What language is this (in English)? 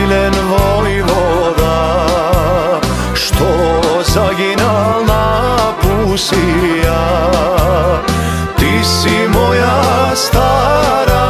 Romanian